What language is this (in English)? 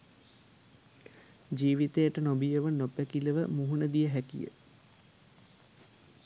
Sinhala